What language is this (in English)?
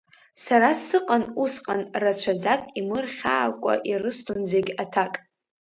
Abkhazian